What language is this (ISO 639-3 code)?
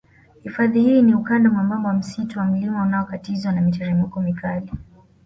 swa